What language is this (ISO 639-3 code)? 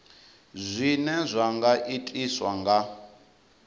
ven